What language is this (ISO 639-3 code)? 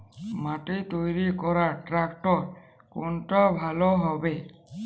ben